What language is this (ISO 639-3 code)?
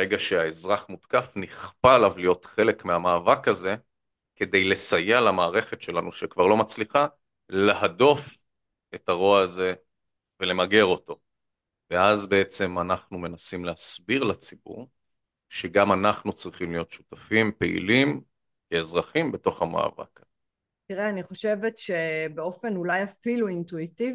heb